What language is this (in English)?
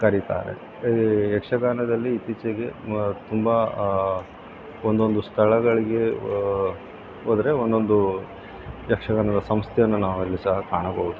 Kannada